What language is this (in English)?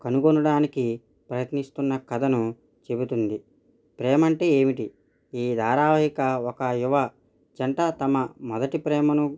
Telugu